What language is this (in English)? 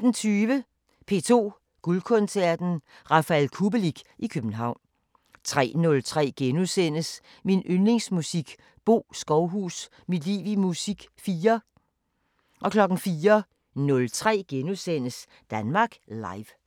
Danish